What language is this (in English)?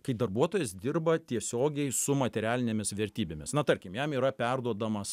Lithuanian